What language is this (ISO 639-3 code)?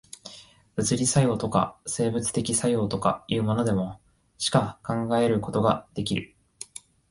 jpn